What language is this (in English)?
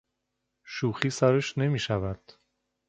Persian